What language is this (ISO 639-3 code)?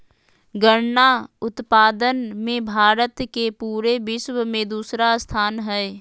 mag